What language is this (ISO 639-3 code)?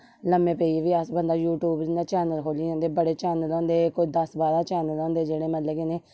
doi